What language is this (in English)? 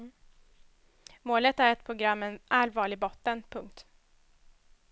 Swedish